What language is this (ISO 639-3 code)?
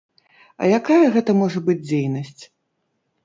bel